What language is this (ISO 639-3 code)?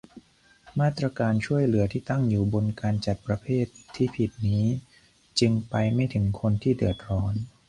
tha